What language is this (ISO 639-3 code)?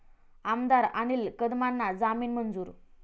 mar